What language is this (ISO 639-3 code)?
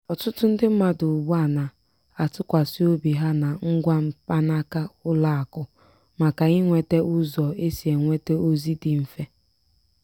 ibo